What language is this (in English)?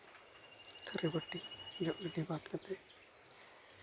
Santali